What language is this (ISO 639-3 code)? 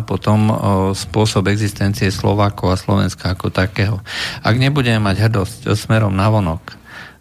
slk